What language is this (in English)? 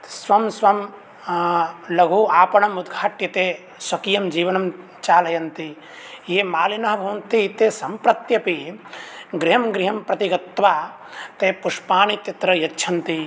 Sanskrit